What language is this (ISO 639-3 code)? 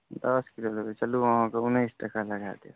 mai